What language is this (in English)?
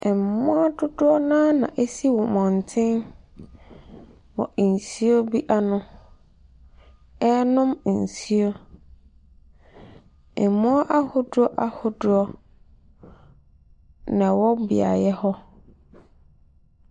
Akan